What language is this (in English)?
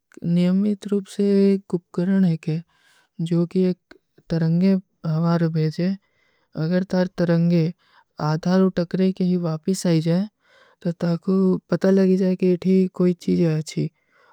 Kui (India)